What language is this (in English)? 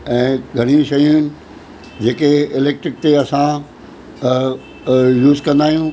Sindhi